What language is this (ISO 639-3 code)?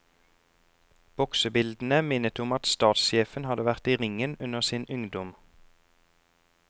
nor